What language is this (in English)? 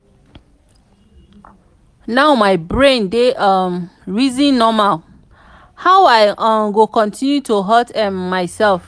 Nigerian Pidgin